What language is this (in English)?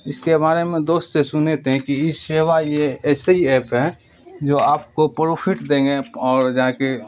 Urdu